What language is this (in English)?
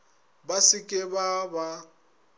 Northern Sotho